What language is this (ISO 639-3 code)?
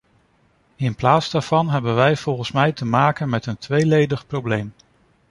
nld